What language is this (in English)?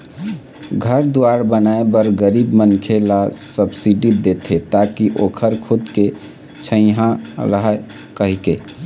Chhattisgarhi